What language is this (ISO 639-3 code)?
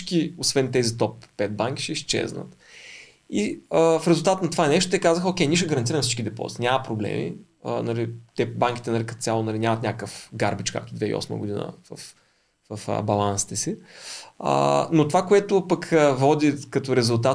bul